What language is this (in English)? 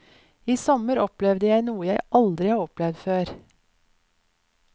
Norwegian